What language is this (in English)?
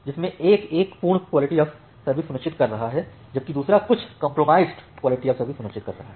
Hindi